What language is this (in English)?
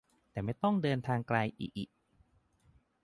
Thai